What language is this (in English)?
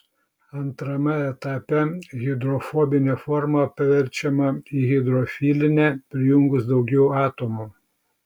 Lithuanian